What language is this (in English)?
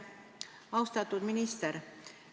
Estonian